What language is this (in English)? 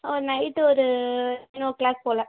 Tamil